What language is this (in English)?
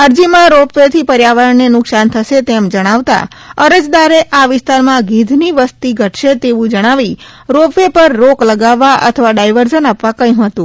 Gujarati